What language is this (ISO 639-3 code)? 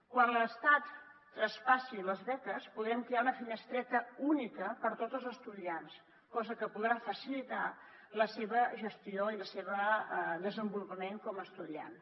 cat